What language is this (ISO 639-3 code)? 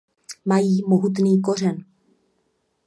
ces